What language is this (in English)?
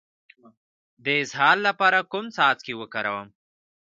Pashto